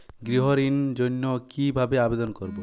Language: Bangla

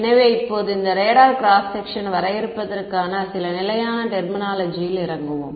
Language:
Tamil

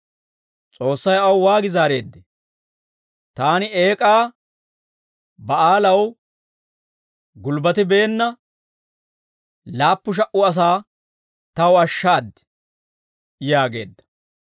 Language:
Dawro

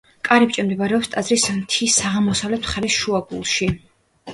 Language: Georgian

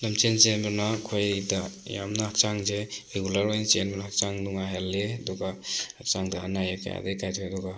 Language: Manipuri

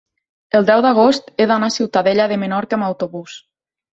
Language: Catalan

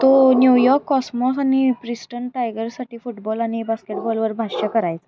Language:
Marathi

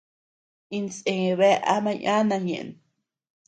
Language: Tepeuxila Cuicatec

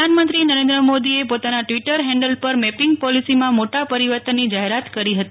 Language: Gujarati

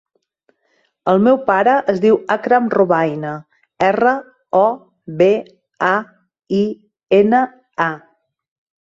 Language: Catalan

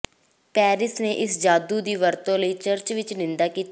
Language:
Punjabi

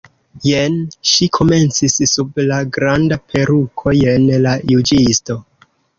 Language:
Esperanto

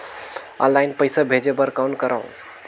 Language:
Chhattisgarhi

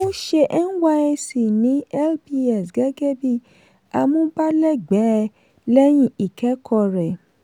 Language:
Yoruba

